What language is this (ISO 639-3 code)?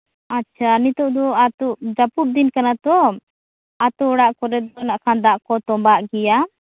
sat